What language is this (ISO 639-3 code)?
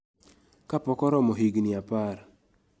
luo